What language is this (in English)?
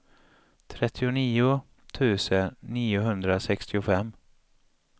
Swedish